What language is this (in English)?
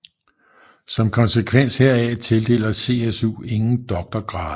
Danish